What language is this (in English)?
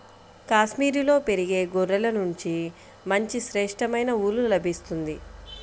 Telugu